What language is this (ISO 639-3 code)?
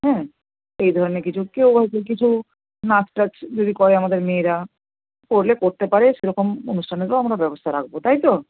ben